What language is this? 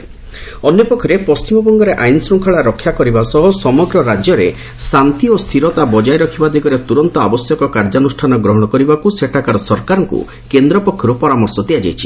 Odia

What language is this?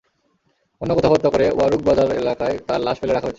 Bangla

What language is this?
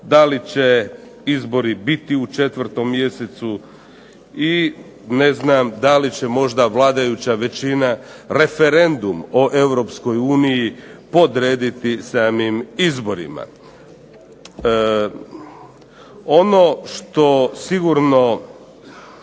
Croatian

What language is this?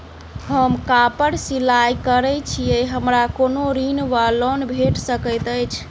Maithili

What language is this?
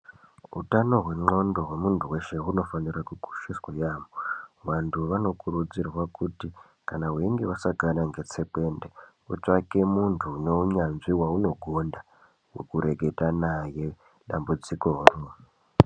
Ndau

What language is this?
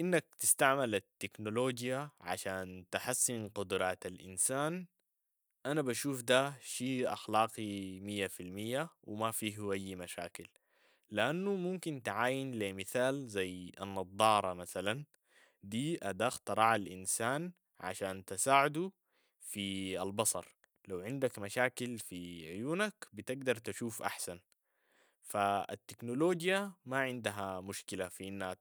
Sudanese Arabic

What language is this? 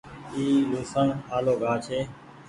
Goaria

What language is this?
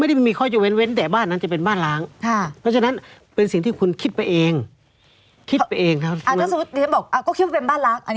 Thai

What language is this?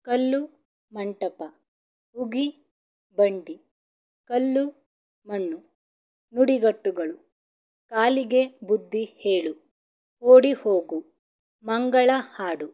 Kannada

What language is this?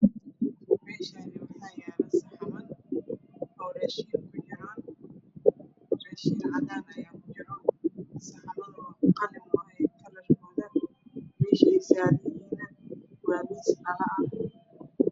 Somali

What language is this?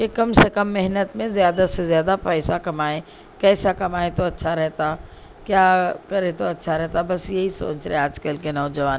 Urdu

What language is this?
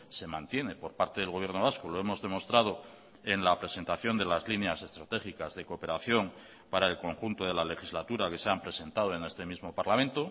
Spanish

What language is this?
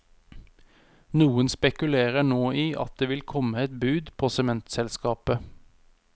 Norwegian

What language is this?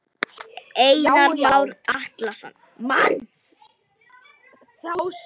Icelandic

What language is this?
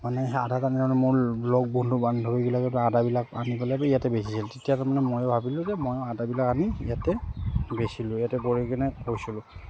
Assamese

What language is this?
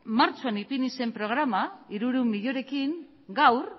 Basque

